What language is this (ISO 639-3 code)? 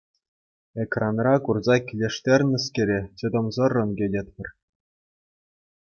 chv